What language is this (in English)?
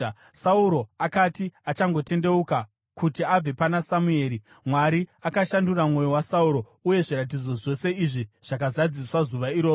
Shona